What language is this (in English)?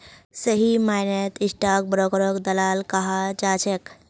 Magahi